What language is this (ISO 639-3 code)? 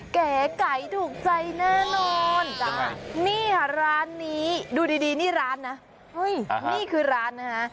tha